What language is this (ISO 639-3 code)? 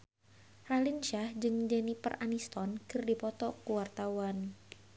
sun